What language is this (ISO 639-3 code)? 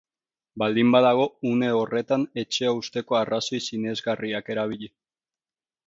eus